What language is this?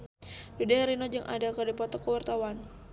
Sundanese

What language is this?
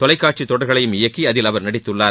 Tamil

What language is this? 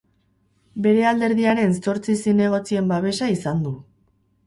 Basque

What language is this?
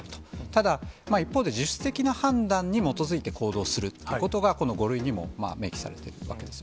Japanese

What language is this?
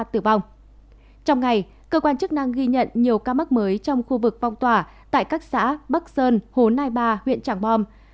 Vietnamese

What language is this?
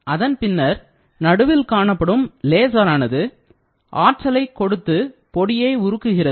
Tamil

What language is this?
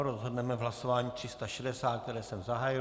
Czech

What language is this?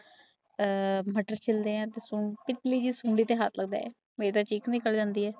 Punjabi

